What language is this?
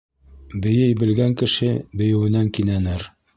Bashkir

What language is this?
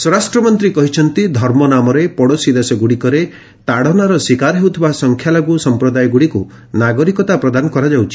Odia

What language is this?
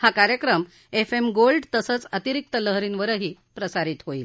Marathi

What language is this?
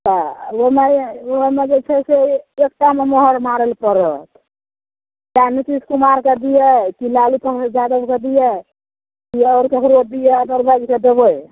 Maithili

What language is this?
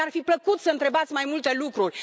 Romanian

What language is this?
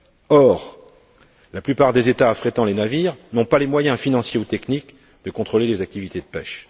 French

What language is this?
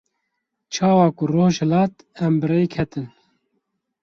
Kurdish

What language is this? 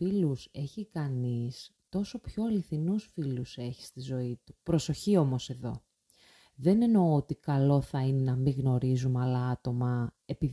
Greek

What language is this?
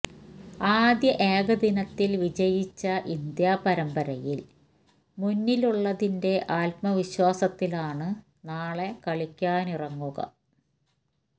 Malayalam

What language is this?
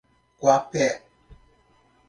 Portuguese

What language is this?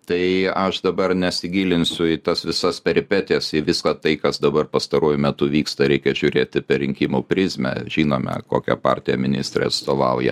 Lithuanian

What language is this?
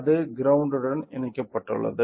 Tamil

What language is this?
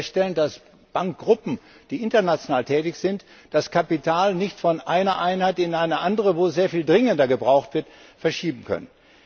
German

